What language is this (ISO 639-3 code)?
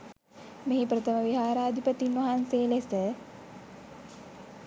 sin